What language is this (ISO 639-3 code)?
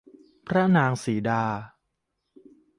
tha